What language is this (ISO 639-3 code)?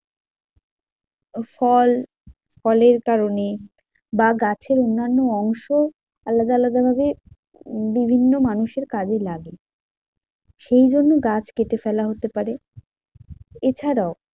ben